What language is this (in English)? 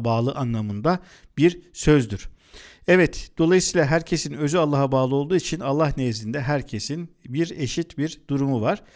Turkish